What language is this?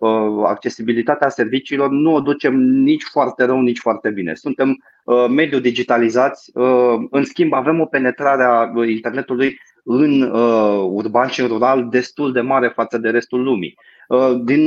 Romanian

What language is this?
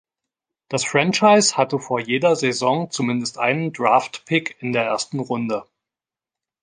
German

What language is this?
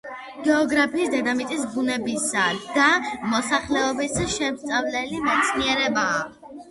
Georgian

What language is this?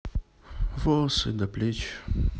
Russian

